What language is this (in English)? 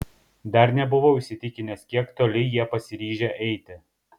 Lithuanian